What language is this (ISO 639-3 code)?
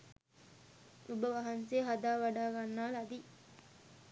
sin